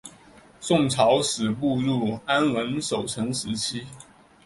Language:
Chinese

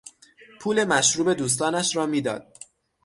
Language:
Persian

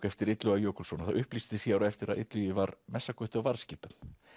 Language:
Icelandic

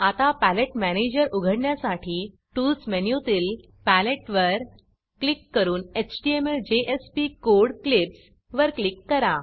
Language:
Marathi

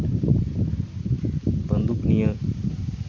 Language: Santali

